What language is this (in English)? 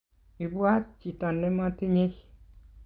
Kalenjin